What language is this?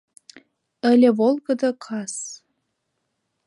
Mari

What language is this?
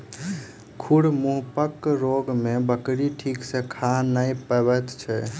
Maithili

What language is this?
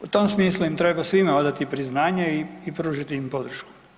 Croatian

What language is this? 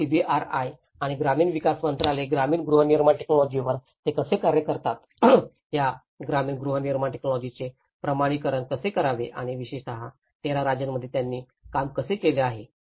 Marathi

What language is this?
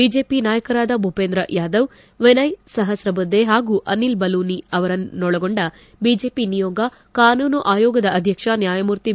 Kannada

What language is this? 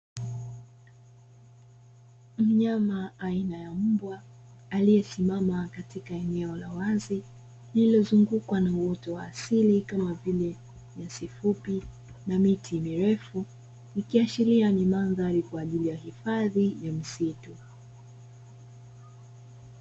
Swahili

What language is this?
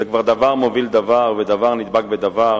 Hebrew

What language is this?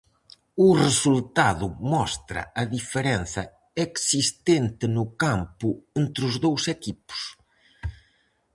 Galician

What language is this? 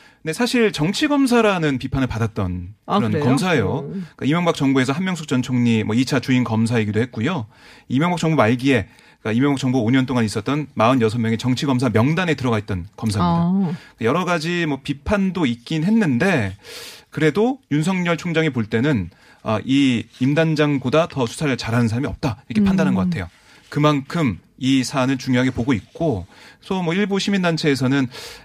Korean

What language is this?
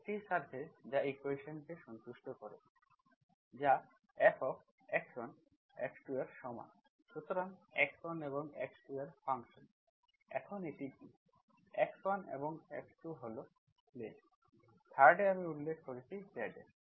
Bangla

